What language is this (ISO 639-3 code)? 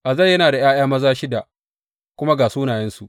hau